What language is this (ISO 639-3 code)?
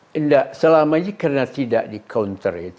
ind